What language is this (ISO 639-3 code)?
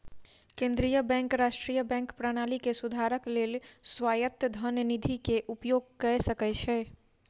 mai